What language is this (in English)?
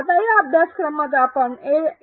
Marathi